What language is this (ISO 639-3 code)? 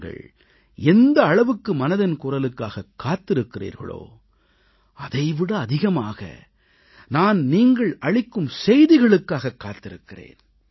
tam